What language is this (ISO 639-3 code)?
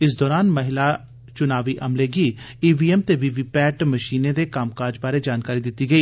doi